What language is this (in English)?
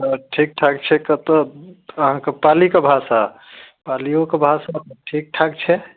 Maithili